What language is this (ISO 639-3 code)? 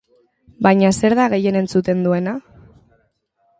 eus